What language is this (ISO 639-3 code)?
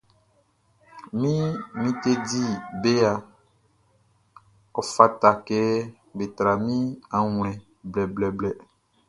bci